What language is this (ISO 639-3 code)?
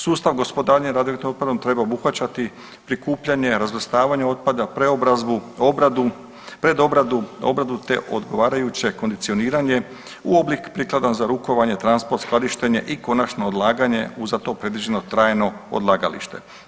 hrv